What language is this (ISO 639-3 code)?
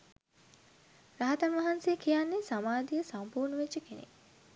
sin